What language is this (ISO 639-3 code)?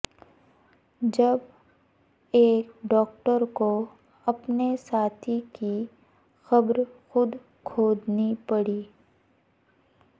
urd